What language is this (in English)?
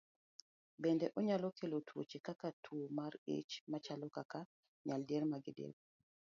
Luo (Kenya and Tanzania)